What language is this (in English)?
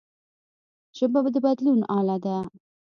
Pashto